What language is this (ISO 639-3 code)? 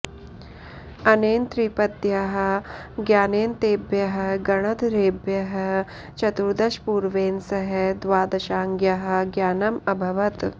san